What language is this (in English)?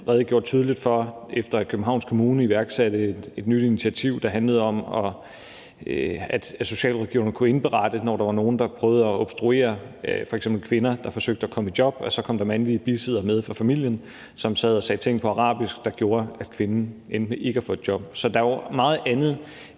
Danish